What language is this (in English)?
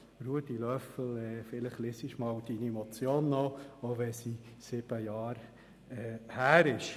Swiss German